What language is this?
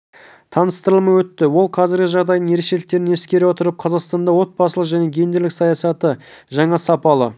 Kazakh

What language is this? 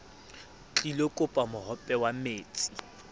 Southern Sotho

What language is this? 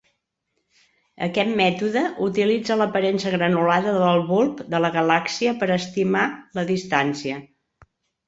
Catalan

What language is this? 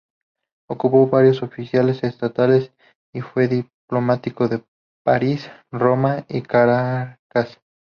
Spanish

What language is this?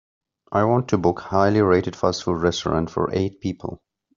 English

